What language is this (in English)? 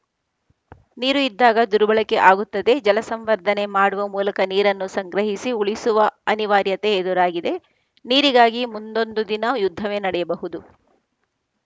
Kannada